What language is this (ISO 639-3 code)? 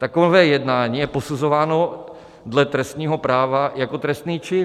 ces